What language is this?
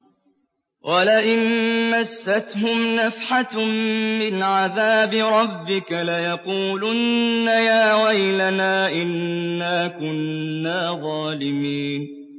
Arabic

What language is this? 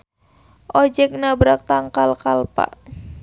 Sundanese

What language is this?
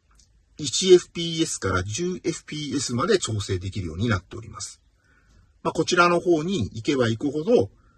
Japanese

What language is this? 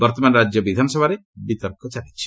Odia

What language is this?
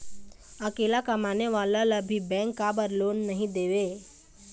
Chhattisgarhi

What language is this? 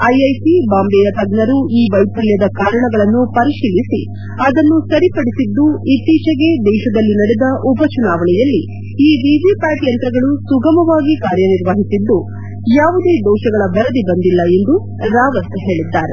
Kannada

